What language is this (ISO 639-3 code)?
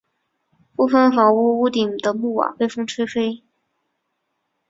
zho